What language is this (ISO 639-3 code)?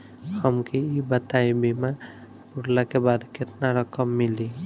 bho